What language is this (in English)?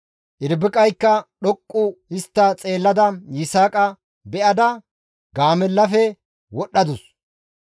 Gamo